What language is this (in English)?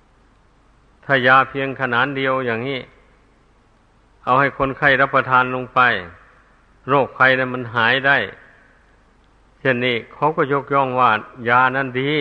Thai